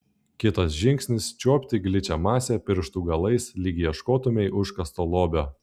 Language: Lithuanian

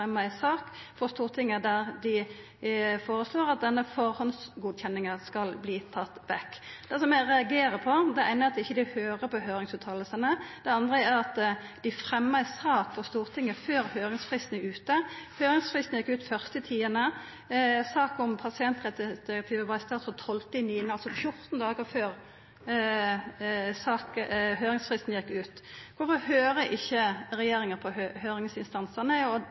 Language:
Norwegian Nynorsk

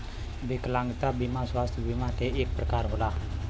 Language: Bhojpuri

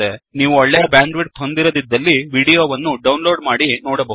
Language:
Kannada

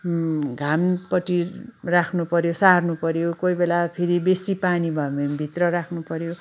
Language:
Nepali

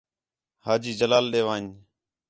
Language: Khetrani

